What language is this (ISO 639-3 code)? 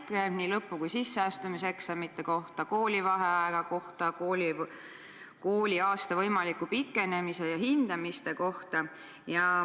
est